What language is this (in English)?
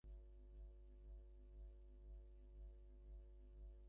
Bangla